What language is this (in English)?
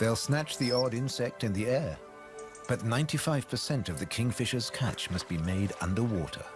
English